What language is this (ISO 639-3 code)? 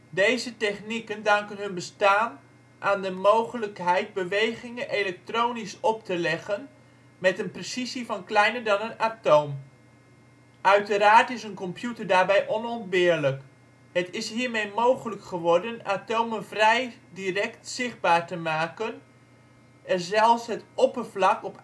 nld